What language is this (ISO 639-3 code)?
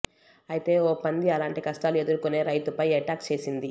tel